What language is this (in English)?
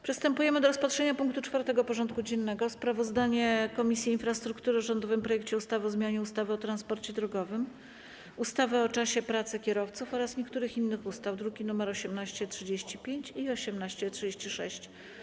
Polish